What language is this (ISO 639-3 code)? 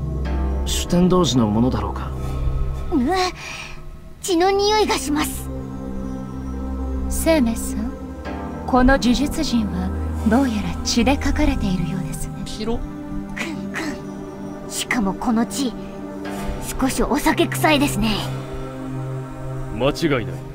jpn